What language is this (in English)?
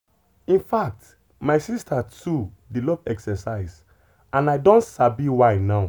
Nigerian Pidgin